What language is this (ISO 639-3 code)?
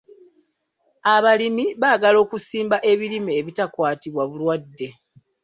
lug